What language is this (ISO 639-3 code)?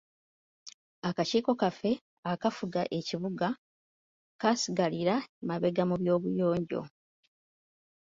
lug